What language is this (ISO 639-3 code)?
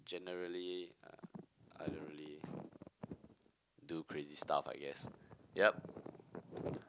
eng